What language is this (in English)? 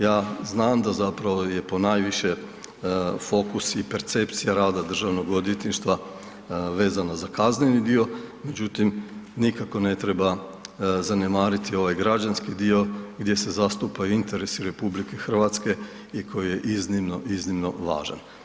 Croatian